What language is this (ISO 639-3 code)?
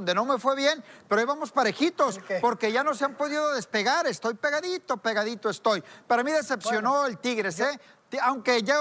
spa